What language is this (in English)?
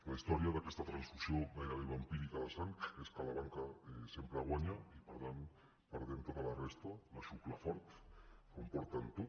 Catalan